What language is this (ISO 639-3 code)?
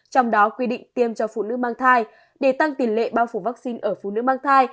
vie